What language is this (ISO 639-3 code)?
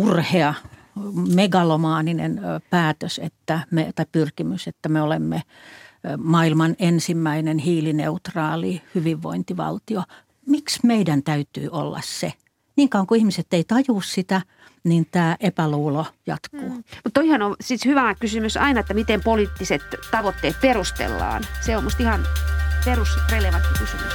fin